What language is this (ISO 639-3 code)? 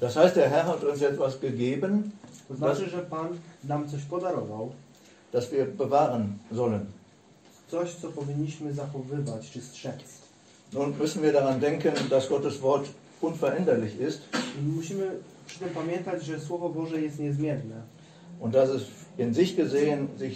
pol